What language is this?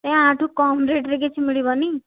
Odia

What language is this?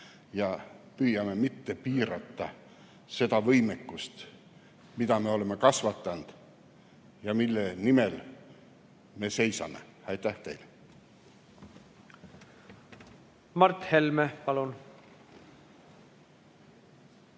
Estonian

